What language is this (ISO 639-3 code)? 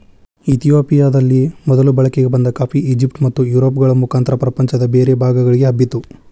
kan